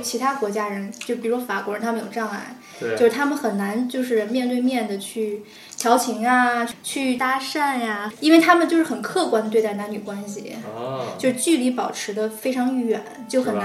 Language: Chinese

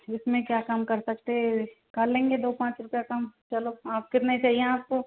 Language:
Hindi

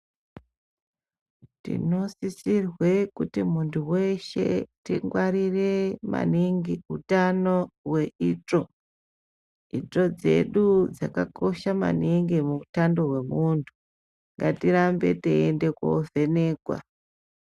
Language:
Ndau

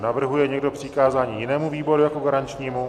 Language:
Czech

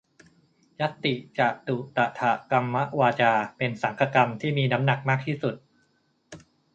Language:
Thai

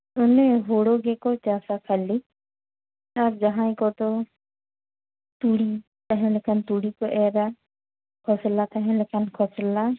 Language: Santali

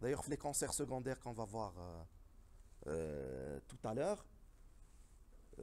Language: French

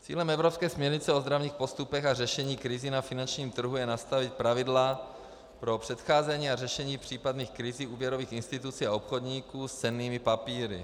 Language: Czech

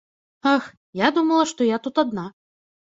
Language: Belarusian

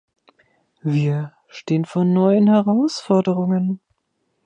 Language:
German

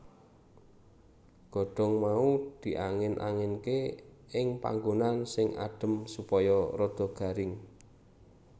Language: Javanese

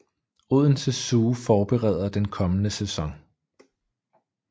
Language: Danish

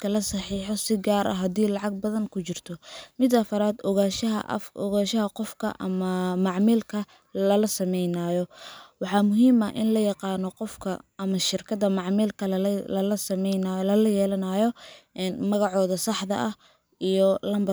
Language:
Somali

